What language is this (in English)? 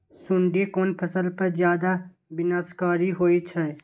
Maithili